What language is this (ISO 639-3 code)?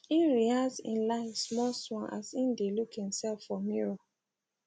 pcm